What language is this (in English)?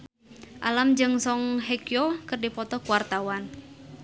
Sundanese